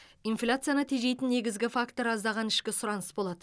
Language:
Kazakh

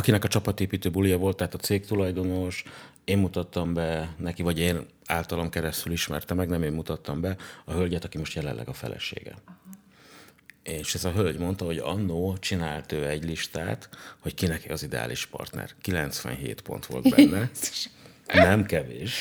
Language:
Hungarian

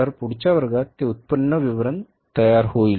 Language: Marathi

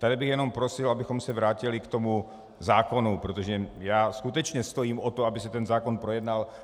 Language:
Czech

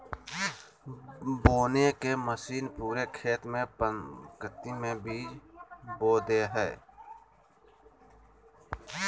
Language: Magahi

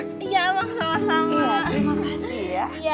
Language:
Indonesian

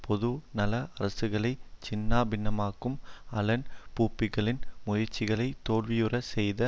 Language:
Tamil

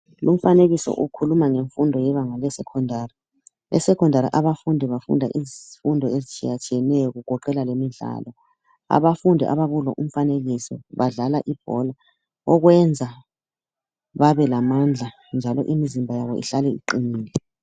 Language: North Ndebele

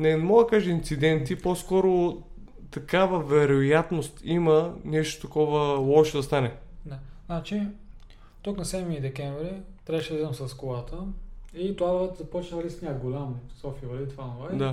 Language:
Bulgarian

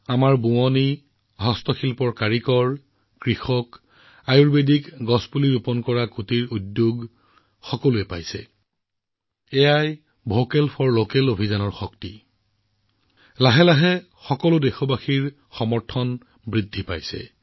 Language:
Assamese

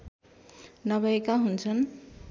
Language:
Nepali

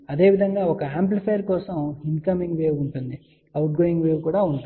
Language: Telugu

